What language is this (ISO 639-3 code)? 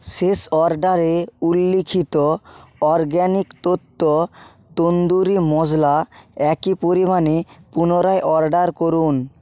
ben